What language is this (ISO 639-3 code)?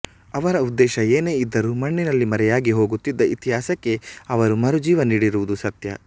kan